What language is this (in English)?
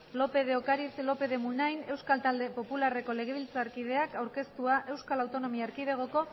Basque